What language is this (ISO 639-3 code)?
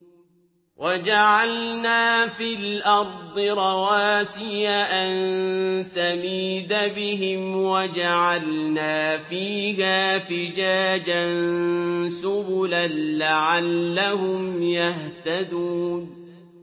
ara